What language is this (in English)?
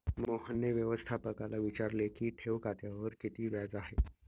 Marathi